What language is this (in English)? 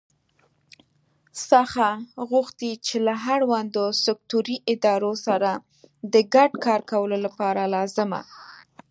Pashto